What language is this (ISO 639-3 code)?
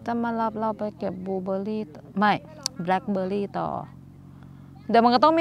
tha